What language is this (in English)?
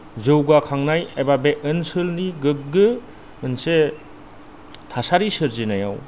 Bodo